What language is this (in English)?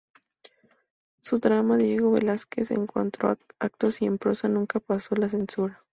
Spanish